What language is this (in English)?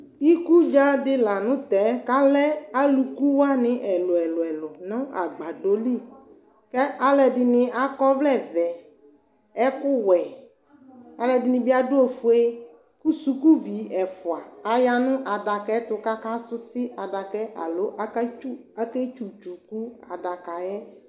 Ikposo